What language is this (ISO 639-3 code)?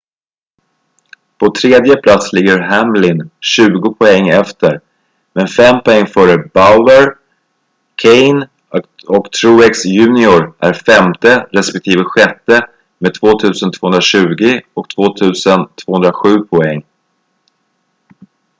swe